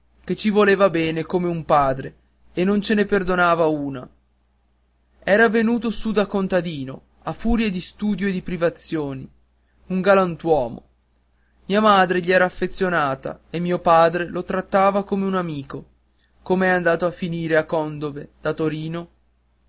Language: Italian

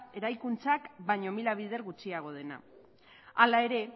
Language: Basque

